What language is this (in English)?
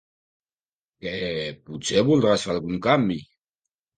Catalan